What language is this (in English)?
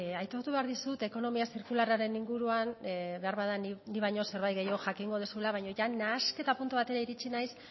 Basque